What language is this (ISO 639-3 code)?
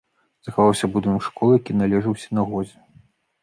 bel